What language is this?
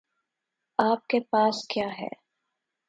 Urdu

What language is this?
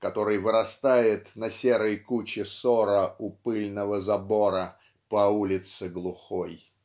Russian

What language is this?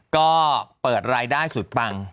Thai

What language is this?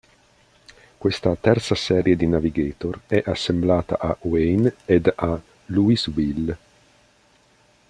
Italian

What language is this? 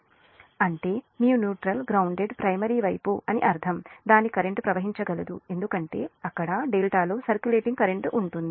Telugu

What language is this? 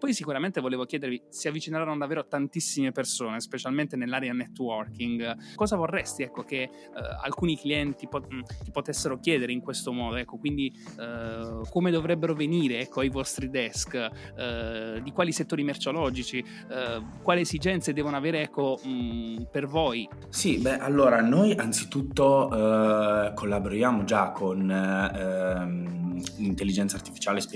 Italian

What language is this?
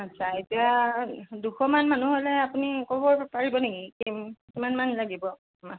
Assamese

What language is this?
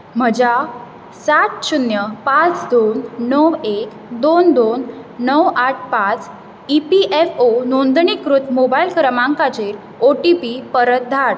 Konkani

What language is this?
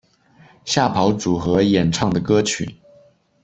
Chinese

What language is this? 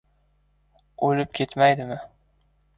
Uzbek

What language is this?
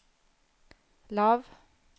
Norwegian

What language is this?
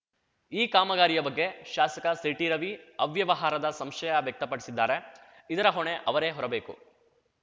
Kannada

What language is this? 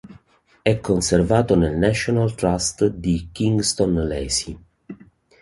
Italian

